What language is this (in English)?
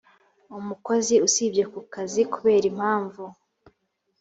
Kinyarwanda